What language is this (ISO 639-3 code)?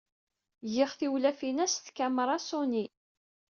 kab